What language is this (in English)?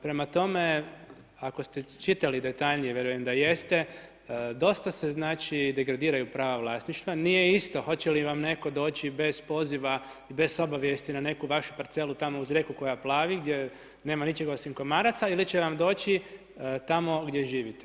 Croatian